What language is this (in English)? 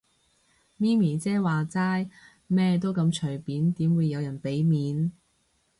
Cantonese